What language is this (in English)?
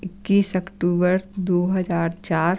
Hindi